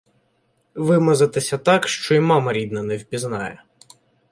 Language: Ukrainian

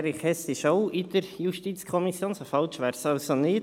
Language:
Swiss German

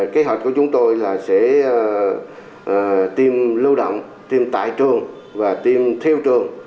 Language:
Vietnamese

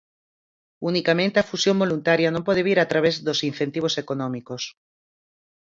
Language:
Galician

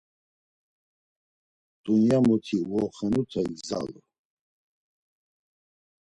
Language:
Laz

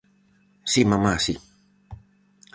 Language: Galician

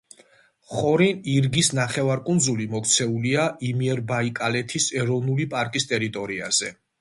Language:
Georgian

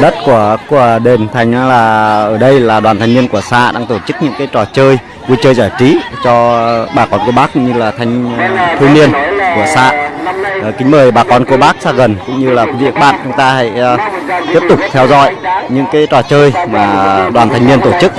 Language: Vietnamese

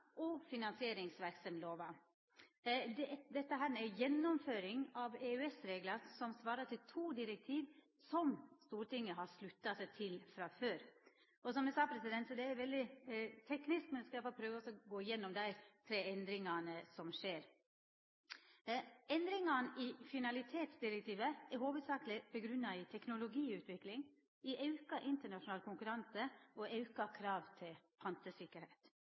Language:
Norwegian Nynorsk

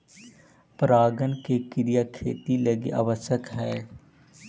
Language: Magahi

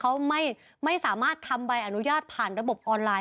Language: Thai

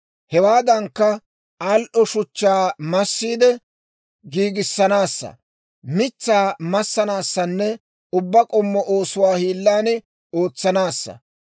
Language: Dawro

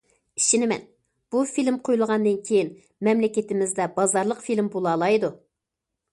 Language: Uyghur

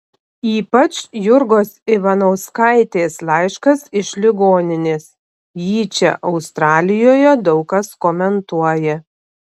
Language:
Lithuanian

